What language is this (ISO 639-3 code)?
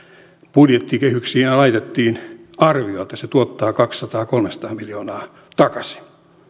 fin